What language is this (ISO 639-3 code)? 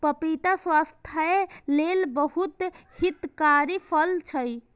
mai